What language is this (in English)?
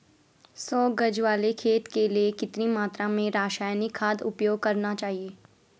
Hindi